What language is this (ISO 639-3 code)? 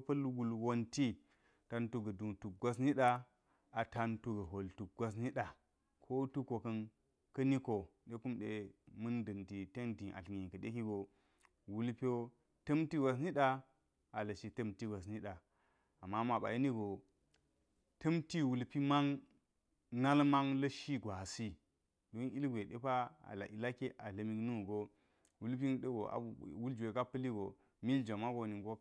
gyz